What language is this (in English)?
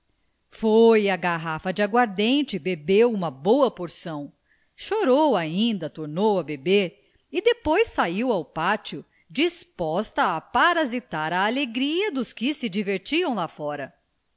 Portuguese